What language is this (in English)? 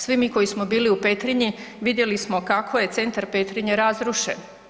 Croatian